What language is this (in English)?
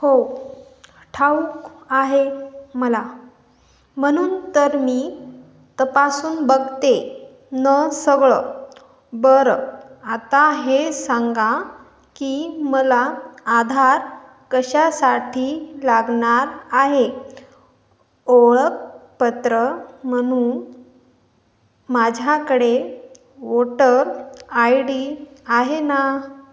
Marathi